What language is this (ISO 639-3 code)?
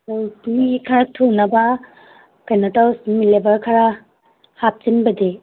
mni